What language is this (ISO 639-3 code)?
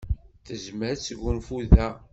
kab